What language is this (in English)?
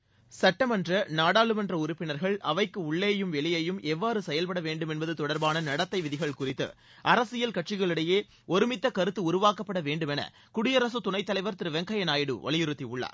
Tamil